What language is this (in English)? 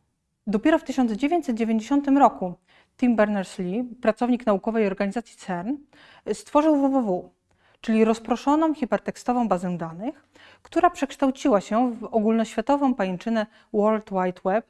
Polish